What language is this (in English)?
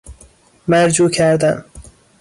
Persian